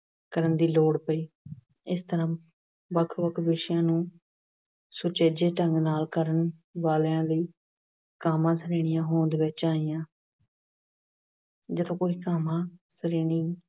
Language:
Punjabi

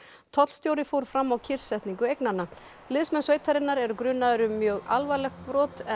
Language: Icelandic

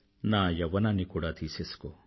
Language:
Telugu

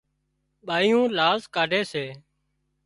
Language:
Wadiyara Koli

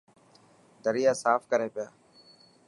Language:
Dhatki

